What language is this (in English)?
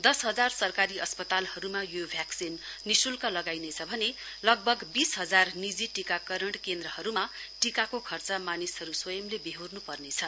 Nepali